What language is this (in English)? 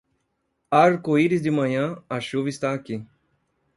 Portuguese